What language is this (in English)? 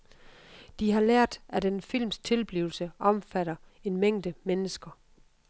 Danish